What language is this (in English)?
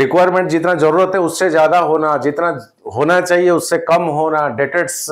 Hindi